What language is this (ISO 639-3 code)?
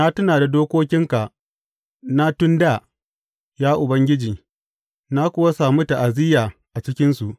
hau